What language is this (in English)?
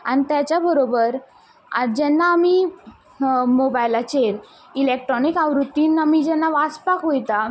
Konkani